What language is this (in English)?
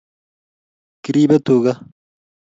Kalenjin